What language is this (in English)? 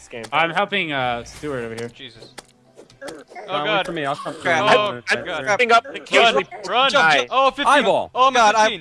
English